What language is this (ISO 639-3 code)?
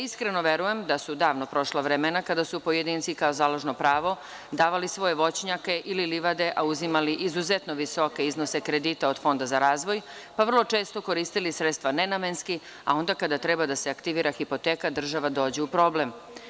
srp